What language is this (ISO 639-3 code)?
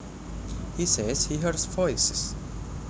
jav